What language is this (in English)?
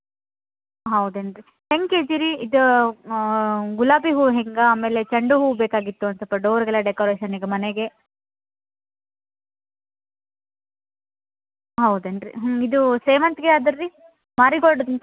Kannada